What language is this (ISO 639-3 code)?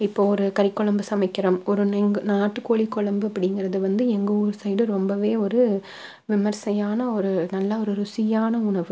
tam